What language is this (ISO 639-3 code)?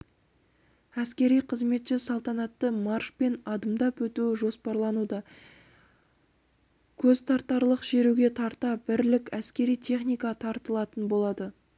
kaz